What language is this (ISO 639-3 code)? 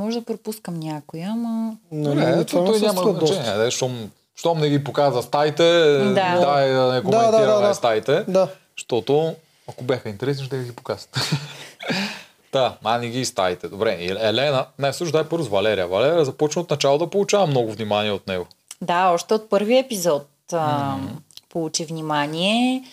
bul